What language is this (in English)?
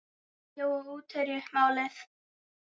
Icelandic